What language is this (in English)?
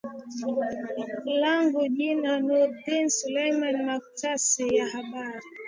Swahili